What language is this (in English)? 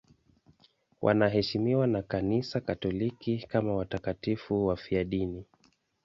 Swahili